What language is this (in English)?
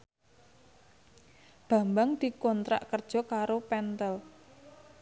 Javanese